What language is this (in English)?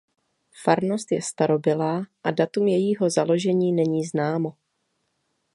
Czech